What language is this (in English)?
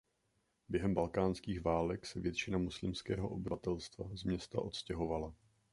Czech